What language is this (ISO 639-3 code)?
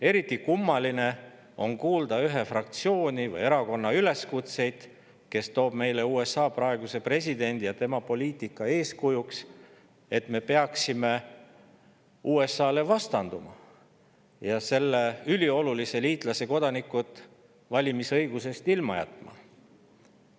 est